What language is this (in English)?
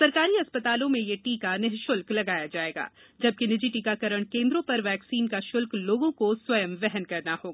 Hindi